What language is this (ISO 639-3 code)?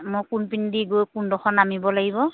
asm